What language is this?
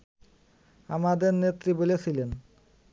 Bangla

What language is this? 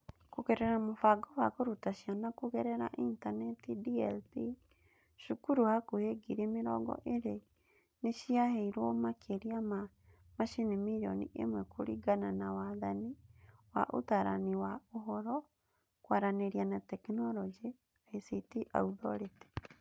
Kikuyu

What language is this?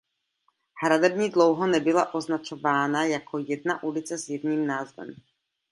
Czech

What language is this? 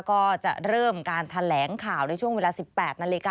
Thai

